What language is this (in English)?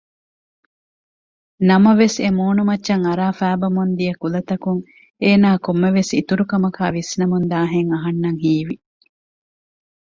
Divehi